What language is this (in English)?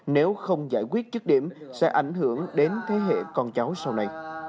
Vietnamese